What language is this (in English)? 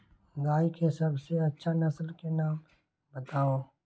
Magahi